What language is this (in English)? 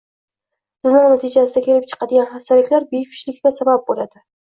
Uzbek